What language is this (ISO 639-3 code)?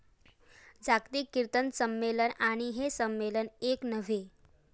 mar